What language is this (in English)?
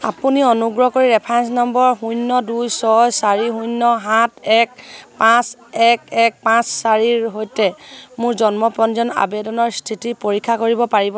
Assamese